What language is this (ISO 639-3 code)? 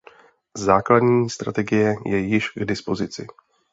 ces